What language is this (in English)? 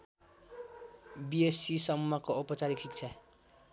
Nepali